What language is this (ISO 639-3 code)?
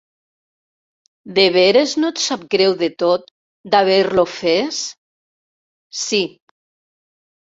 cat